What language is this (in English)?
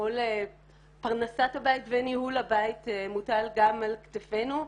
Hebrew